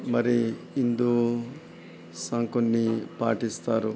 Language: Telugu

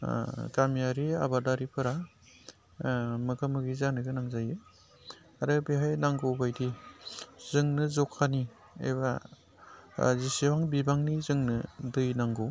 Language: Bodo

